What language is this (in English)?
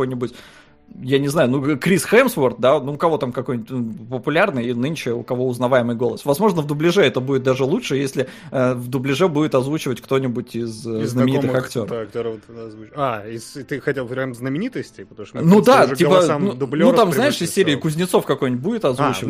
Russian